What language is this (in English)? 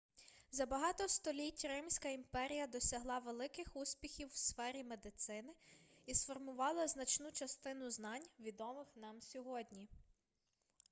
Ukrainian